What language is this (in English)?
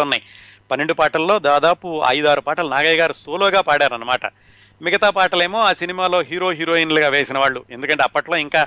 Telugu